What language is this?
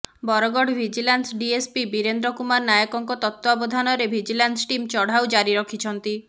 Odia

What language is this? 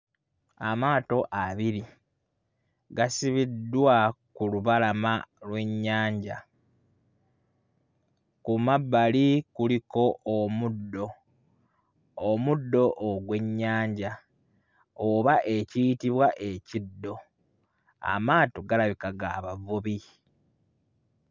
Ganda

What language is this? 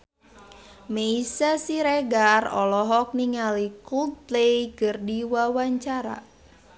Sundanese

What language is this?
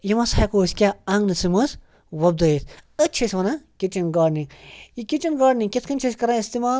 Kashmiri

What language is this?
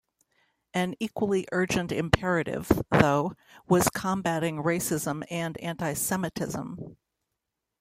English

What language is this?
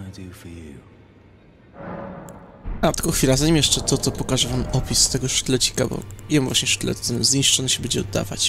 Polish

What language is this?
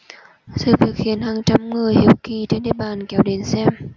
Vietnamese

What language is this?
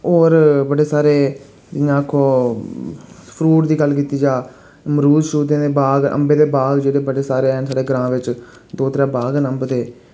Dogri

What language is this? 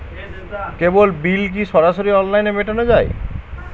Bangla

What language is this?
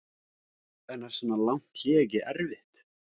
Icelandic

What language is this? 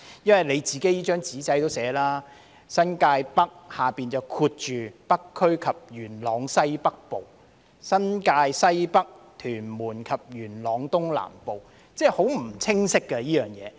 Cantonese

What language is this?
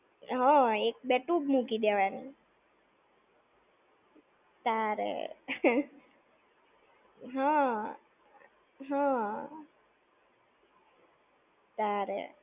Gujarati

